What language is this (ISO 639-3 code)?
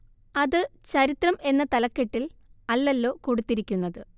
mal